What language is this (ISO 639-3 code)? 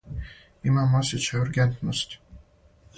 srp